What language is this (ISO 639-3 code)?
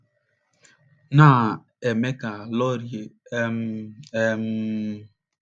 ibo